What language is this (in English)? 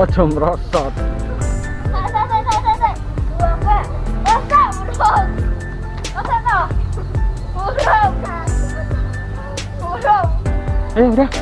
Indonesian